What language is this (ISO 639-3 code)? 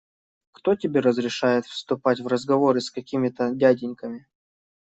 rus